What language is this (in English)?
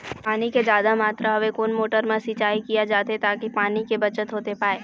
Chhattisgarhi